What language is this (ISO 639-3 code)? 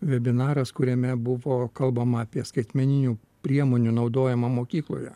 lit